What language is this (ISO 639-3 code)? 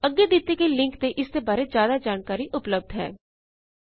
pan